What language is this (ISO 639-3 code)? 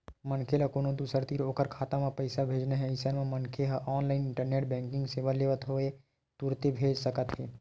hne